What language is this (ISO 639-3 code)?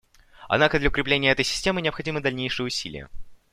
rus